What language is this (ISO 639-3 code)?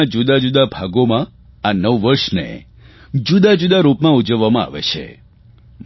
guj